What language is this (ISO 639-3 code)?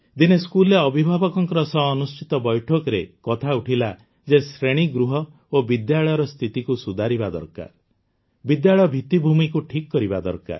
ori